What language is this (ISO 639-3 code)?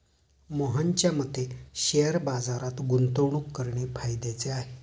mar